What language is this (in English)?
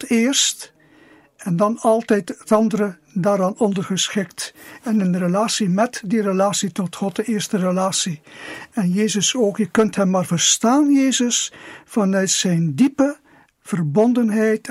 Dutch